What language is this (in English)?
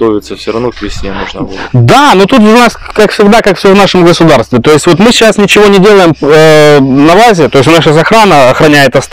Russian